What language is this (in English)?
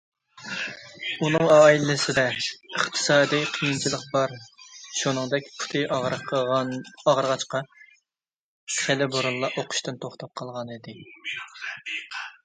Uyghur